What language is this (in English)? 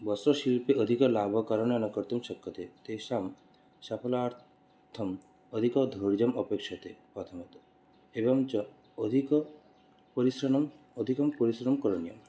Sanskrit